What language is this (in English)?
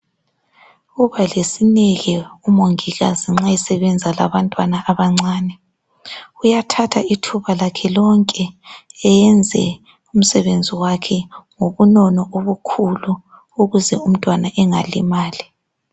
North Ndebele